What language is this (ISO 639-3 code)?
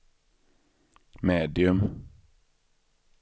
swe